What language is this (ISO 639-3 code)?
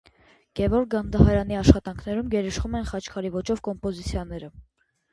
hye